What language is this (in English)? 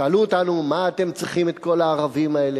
Hebrew